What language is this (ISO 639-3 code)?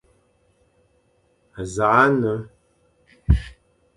fan